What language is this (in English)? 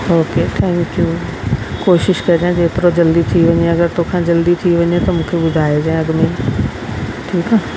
Sindhi